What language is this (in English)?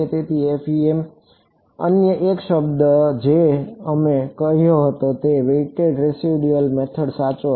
Gujarati